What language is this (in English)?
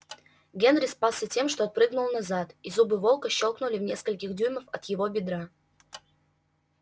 Russian